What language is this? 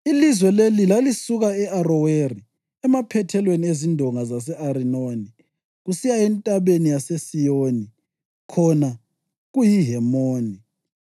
North Ndebele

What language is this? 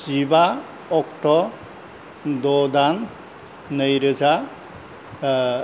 Bodo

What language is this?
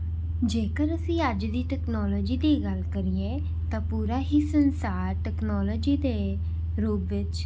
Punjabi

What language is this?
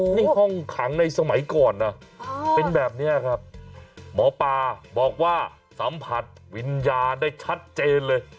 Thai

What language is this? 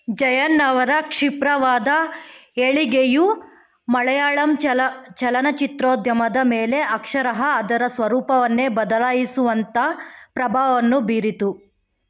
Kannada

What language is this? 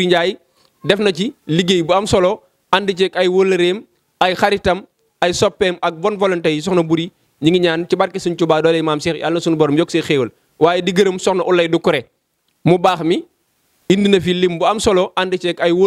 Indonesian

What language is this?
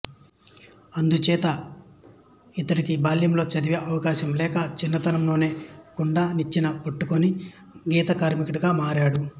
Telugu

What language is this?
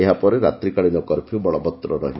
Odia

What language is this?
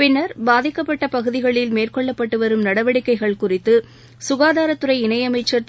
Tamil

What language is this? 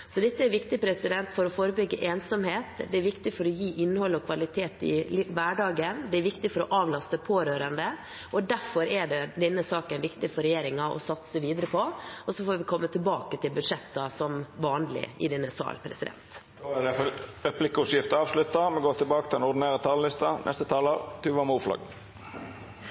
Norwegian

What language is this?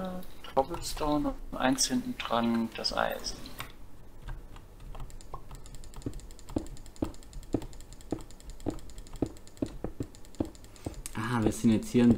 German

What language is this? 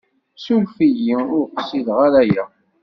Kabyle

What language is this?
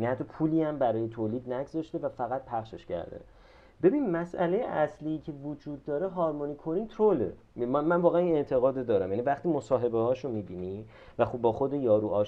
Persian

